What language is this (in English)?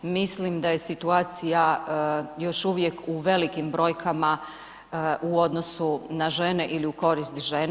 Croatian